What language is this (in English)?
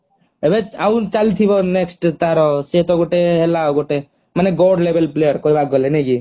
Odia